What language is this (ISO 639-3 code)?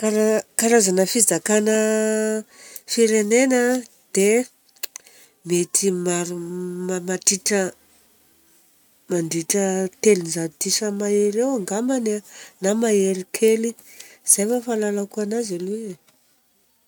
bzc